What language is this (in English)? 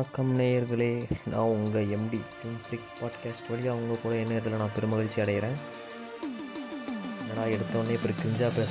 Tamil